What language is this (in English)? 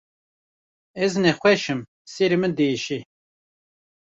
Kurdish